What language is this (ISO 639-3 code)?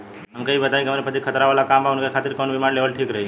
bho